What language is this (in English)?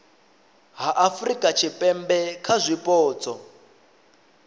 Venda